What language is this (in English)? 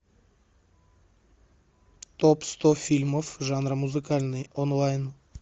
Russian